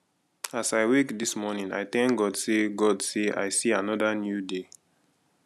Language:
Nigerian Pidgin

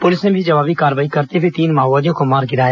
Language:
Hindi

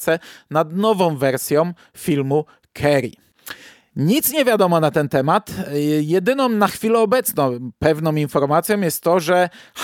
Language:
Polish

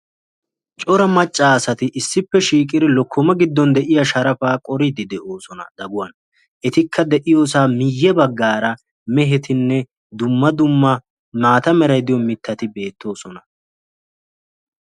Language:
Wolaytta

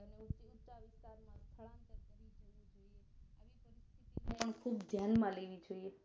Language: Gujarati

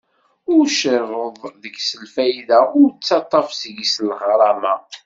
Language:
Kabyle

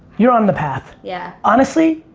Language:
English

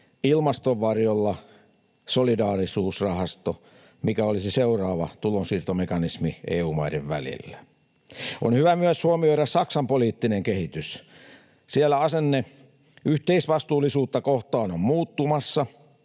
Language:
Finnish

